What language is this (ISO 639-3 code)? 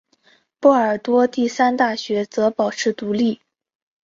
zho